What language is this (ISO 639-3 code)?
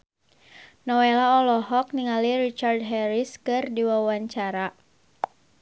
sun